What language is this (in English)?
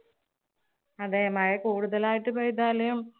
Malayalam